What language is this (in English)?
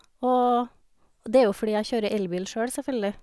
Norwegian